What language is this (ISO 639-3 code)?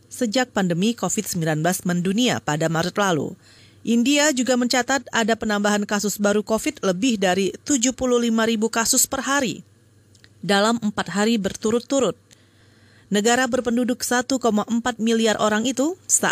ind